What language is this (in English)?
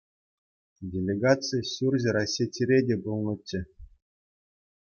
Chuvash